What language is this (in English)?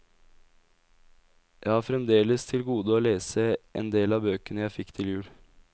Norwegian